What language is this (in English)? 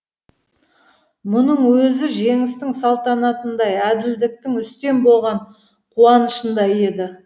Kazakh